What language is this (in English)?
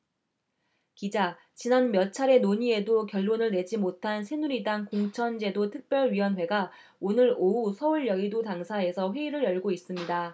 Korean